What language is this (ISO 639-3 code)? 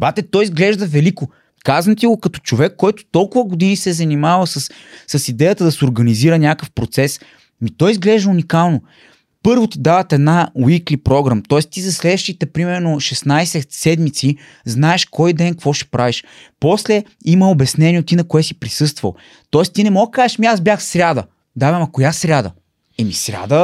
bul